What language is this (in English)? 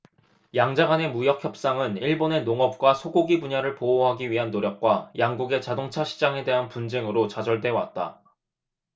Korean